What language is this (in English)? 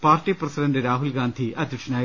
Malayalam